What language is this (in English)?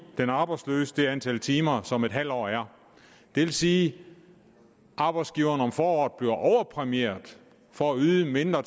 Danish